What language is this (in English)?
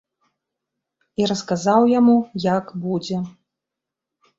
Belarusian